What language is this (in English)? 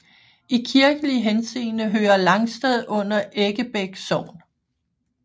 Danish